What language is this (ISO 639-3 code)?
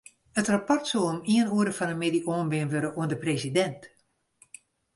fry